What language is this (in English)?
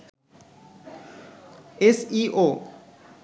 Bangla